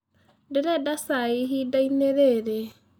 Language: Kikuyu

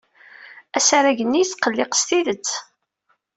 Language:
Kabyle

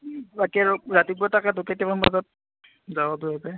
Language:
Assamese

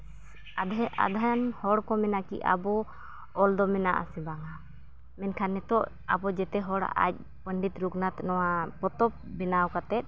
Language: Santali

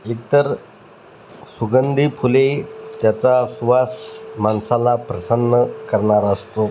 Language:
Marathi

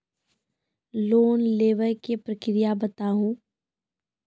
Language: Maithili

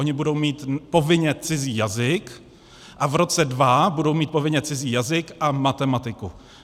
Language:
Czech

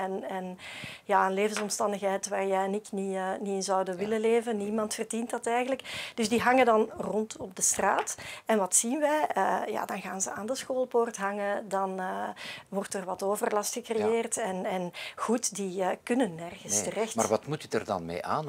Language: Dutch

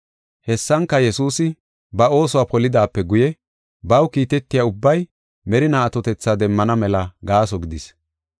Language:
Gofa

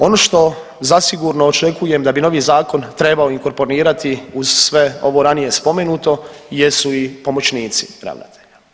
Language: Croatian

